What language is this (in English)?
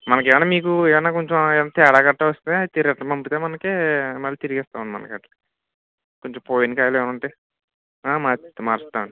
Telugu